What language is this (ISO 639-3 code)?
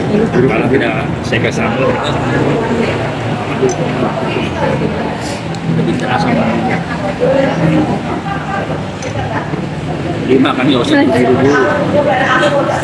ind